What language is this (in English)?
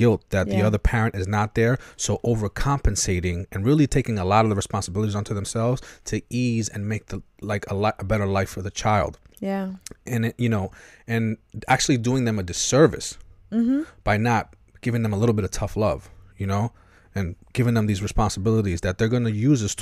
English